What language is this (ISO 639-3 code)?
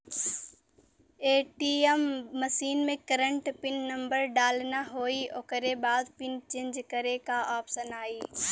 bho